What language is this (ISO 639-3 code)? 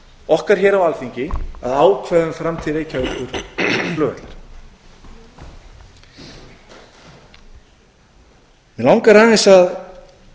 isl